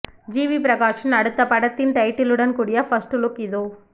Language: Tamil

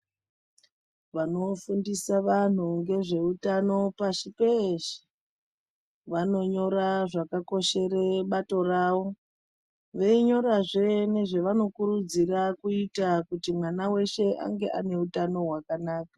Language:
Ndau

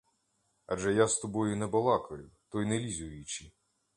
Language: Ukrainian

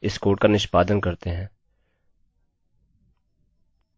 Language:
Hindi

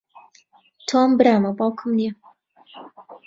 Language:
Central Kurdish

